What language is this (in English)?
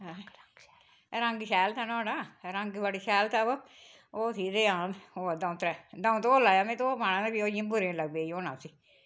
Dogri